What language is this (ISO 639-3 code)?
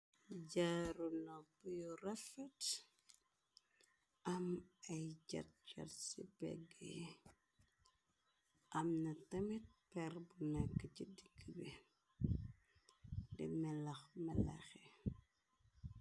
wol